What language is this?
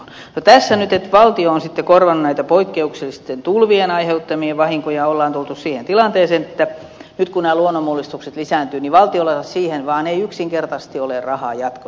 Finnish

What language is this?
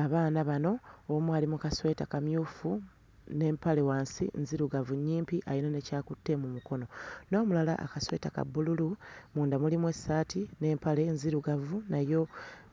Ganda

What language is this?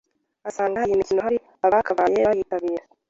Kinyarwanda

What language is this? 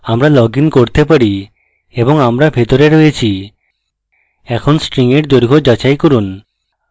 Bangla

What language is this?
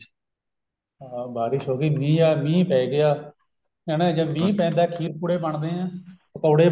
Punjabi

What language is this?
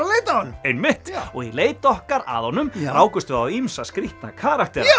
Icelandic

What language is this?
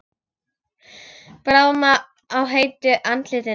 Icelandic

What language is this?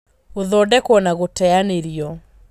Kikuyu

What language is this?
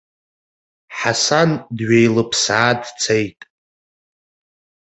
Abkhazian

